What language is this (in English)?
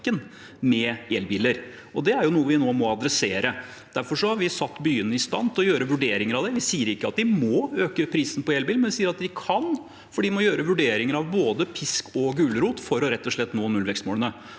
Norwegian